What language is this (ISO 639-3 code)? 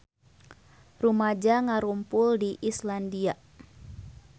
sun